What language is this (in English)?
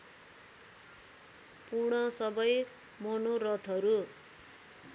Nepali